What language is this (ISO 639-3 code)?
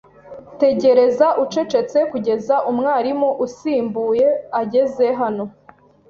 kin